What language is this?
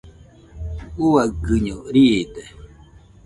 Nüpode Huitoto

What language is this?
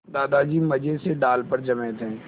Hindi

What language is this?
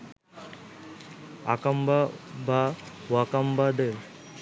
Bangla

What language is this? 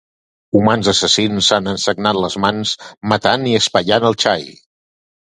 Catalan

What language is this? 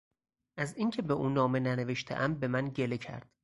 Persian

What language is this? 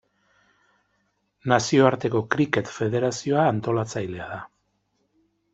Basque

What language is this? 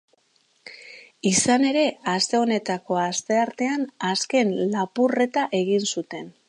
Basque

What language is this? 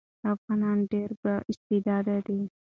Pashto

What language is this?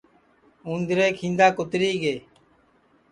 Sansi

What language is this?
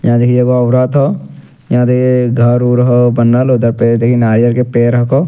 Angika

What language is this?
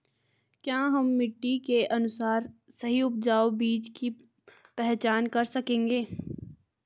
Hindi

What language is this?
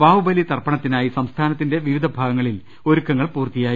Malayalam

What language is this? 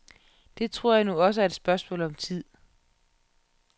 Danish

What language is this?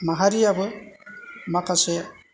Bodo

